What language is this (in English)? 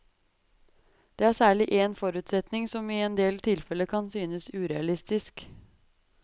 Norwegian